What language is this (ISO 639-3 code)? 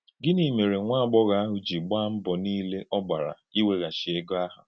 ibo